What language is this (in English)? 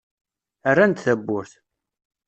Kabyle